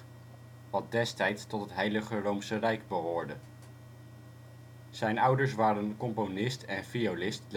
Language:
Dutch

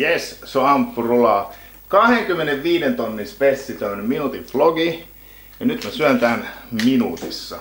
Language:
Finnish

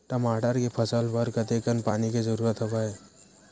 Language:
Chhattisgarhi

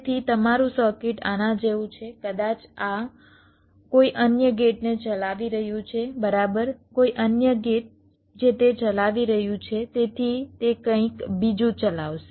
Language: Gujarati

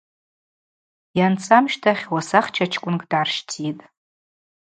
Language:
Abaza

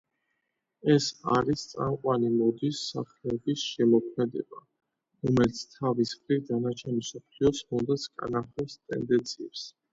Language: Georgian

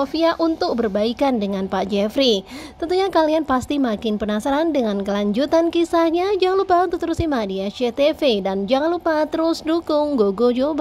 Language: Indonesian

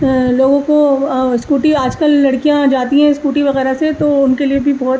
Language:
Urdu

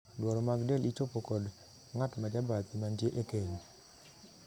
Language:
Luo (Kenya and Tanzania)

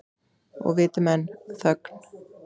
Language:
Icelandic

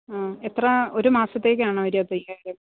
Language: Malayalam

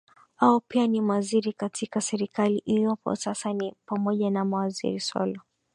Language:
Swahili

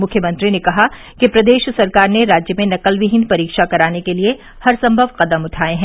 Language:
Hindi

